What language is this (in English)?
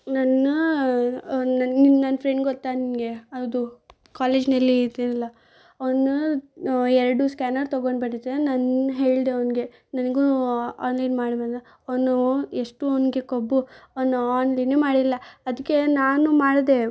Kannada